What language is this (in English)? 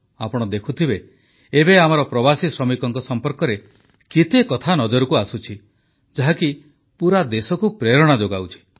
Odia